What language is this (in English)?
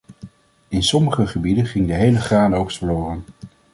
Dutch